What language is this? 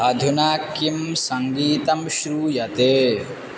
Sanskrit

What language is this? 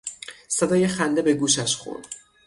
Persian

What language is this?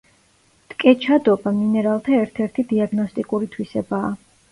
Georgian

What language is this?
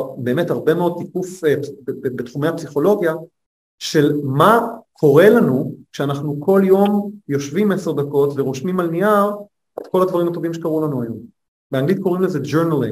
Hebrew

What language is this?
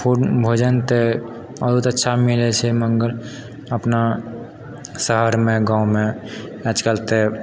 Maithili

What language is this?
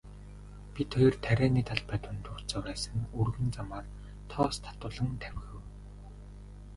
Mongolian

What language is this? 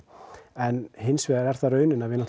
Icelandic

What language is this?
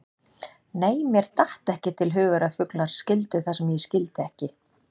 Icelandic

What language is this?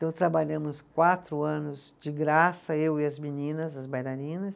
Portuguese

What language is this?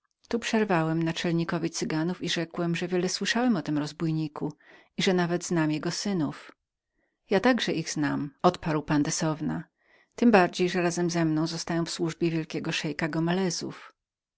Polish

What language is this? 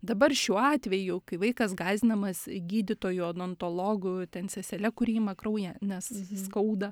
Lithuanian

